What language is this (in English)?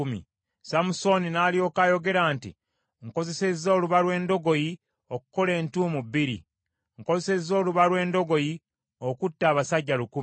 Ganda